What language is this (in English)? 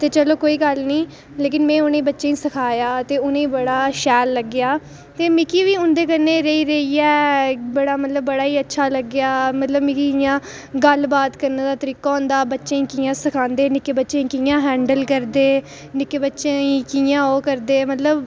Dogri